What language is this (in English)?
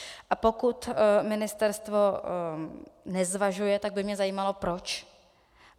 Czech